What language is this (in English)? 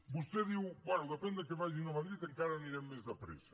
Catalan